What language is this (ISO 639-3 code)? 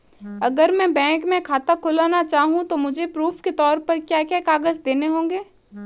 hin